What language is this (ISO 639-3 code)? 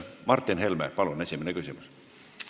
est